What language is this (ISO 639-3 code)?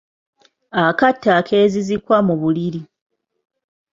lug